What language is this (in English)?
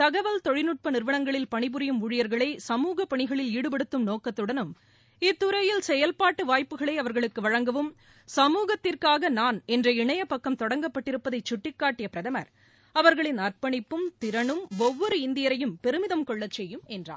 Tamil